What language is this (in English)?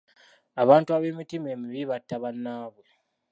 Ganda